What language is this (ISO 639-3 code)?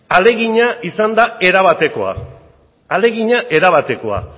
eus